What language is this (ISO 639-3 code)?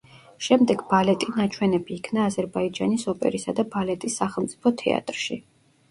kat